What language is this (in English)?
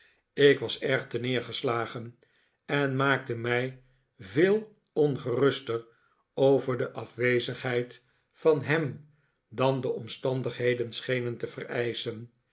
Dutch